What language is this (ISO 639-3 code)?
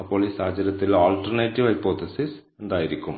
mal